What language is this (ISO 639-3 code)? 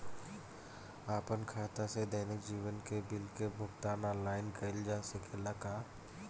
bho